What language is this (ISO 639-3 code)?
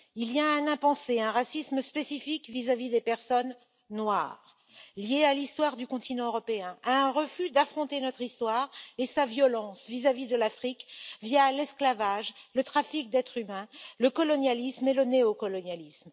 fra